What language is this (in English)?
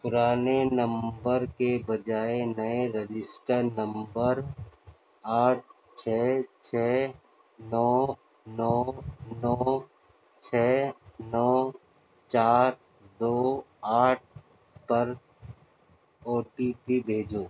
Urdu